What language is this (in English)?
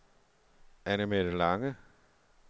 Danish